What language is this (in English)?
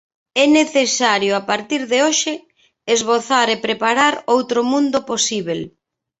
Galician